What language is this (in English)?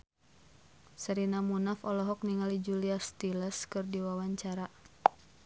Sundanese